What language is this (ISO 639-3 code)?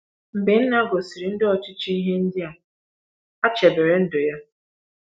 ibo